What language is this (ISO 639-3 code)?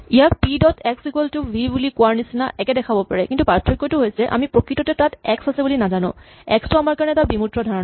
asm